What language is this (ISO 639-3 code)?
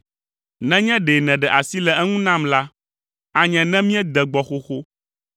ewe